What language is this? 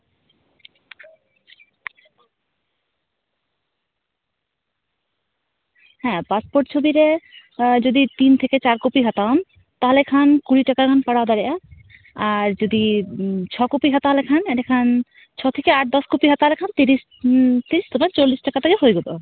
Santali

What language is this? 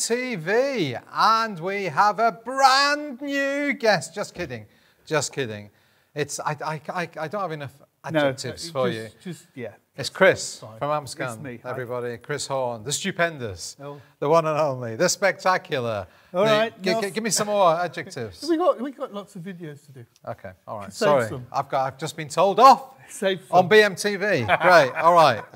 English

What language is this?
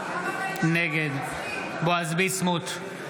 Hebrew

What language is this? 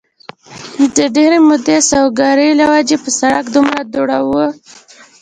Pashto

